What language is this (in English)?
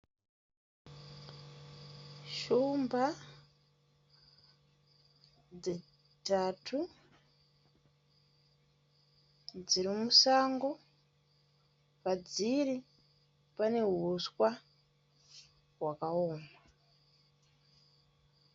Shona